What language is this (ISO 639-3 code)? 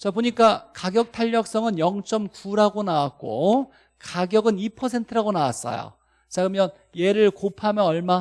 kor